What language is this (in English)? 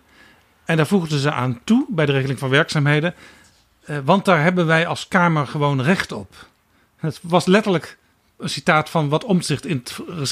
Dutch